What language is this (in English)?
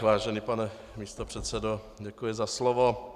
Czech